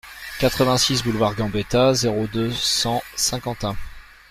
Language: French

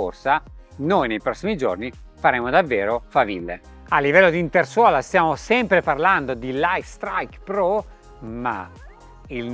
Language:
Italian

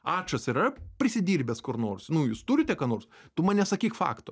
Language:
Lithuanian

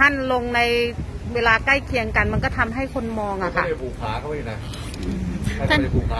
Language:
Thai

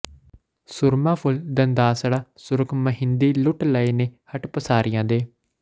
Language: Punjabi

